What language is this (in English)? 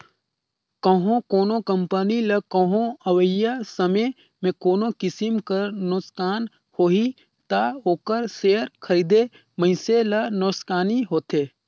Chhattisgarhi